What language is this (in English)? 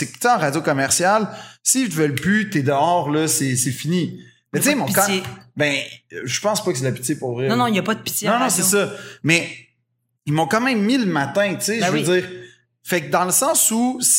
French